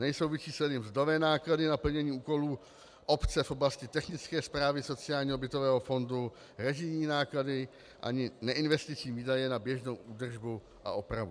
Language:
Czech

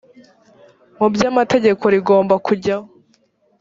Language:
Kinyarwanda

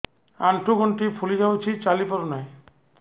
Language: Odia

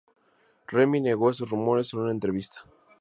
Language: Spanish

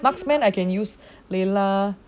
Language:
English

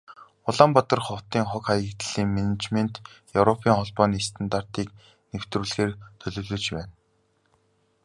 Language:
Mongolian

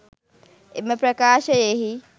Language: Sinhala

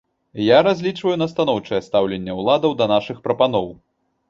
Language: Belarusian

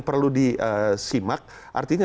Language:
Indonesian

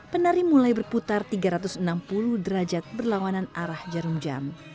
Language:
Indonesian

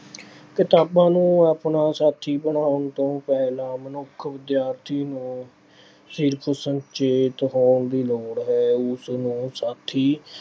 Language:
Punjabi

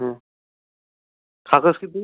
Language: Marathi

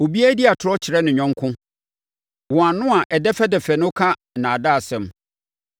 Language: Akan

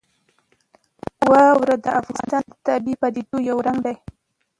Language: Pashto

